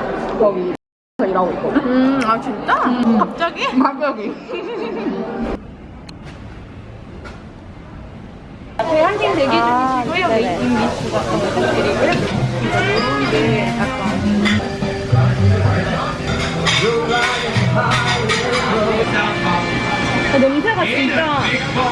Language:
Korean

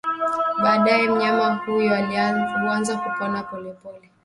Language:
Swahili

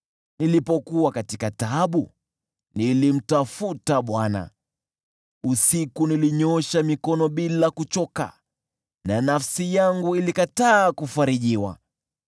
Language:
Swahili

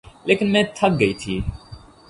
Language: Urdu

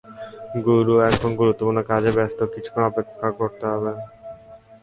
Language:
Bangla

